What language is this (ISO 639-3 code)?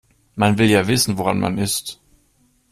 deu